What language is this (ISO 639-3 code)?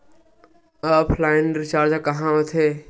hne